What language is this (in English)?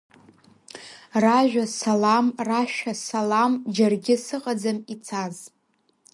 Abkhazian